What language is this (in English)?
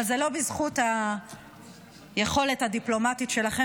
Hebrew